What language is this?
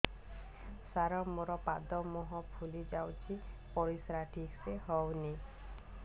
Odia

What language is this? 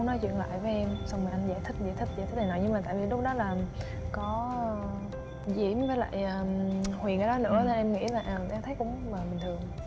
Vietnamese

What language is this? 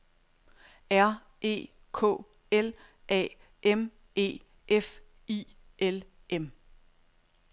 Danish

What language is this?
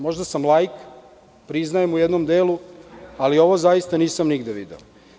Serbian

